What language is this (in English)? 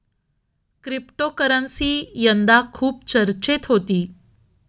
Marathi